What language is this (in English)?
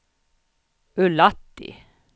Swedish